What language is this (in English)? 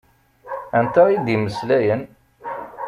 Kabyle